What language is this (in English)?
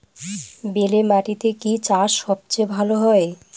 Bangla